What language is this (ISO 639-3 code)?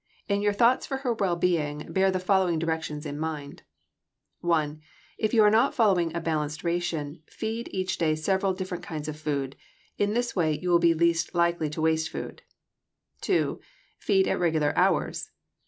eng